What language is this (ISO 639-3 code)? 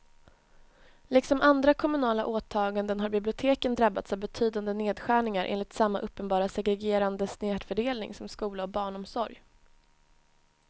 swe